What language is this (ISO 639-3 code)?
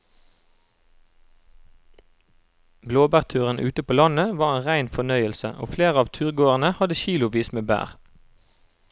nor